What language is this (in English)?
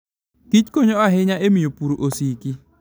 Luo (Kenya and Tanzania)